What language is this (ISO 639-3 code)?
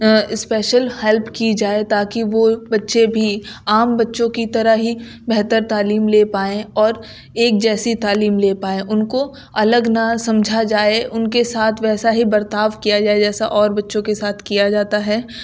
urd